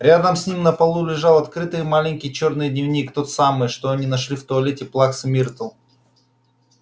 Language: Russian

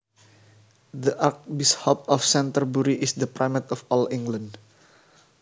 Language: Javanese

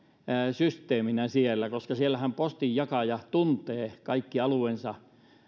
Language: Finnish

